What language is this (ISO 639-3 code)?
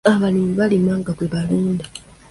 lug